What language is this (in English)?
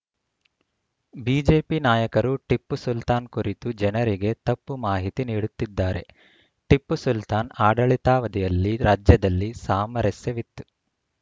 Kannada